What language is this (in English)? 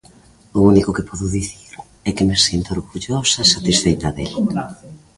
Galician